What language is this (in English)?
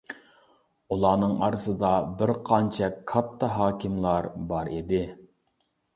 Uyghur